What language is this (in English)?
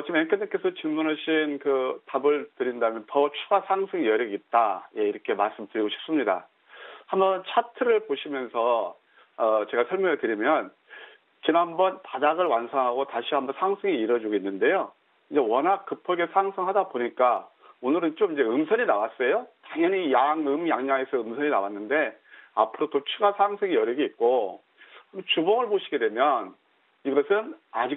Korean